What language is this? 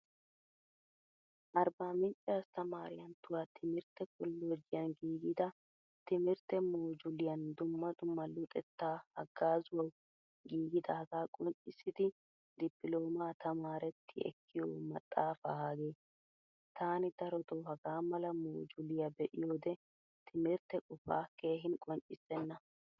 Wolaytta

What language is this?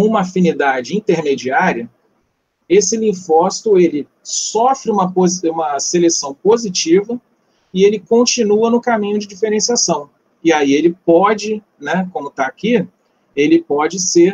Portuguese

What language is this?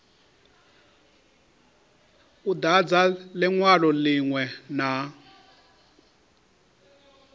Venda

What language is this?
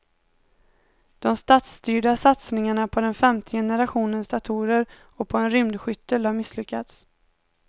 Swedish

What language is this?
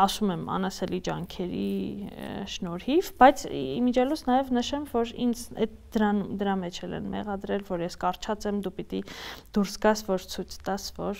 Romanian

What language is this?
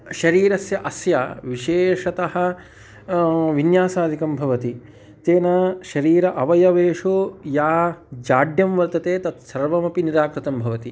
Sanskrit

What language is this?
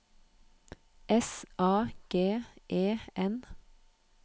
Norwegian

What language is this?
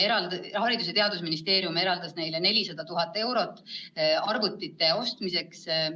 Estonian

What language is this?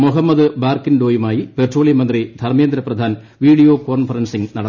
Malayalam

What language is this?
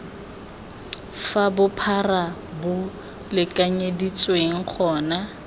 Tswana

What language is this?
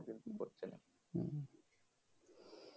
Bangla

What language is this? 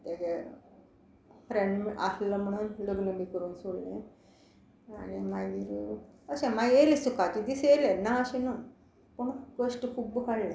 Konkani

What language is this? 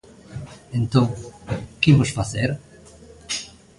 Galician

